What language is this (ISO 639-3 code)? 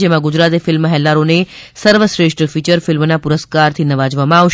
guj